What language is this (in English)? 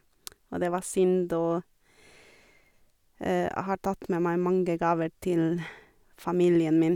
Norwegian